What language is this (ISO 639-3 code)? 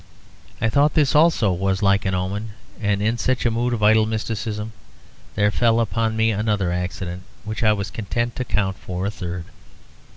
eng